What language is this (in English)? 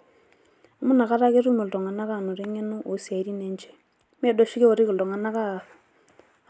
Masai